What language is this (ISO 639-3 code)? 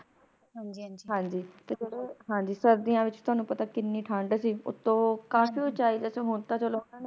pan